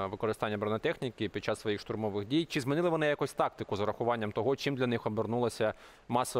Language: Ukrainian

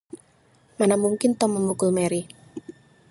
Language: Indonesian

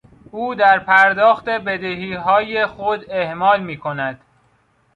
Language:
Persian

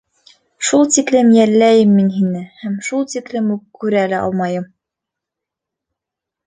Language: Bashkir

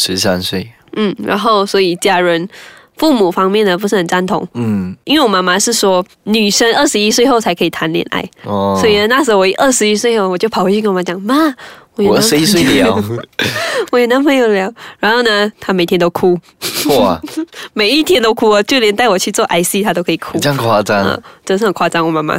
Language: Chinese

